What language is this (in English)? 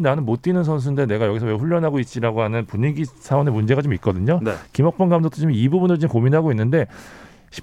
Korean